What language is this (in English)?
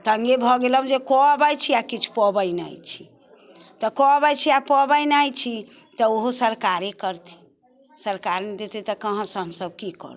Maithili